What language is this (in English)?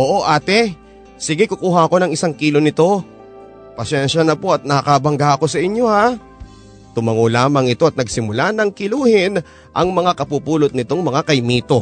Filipino